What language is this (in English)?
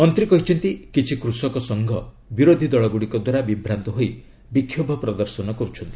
Odia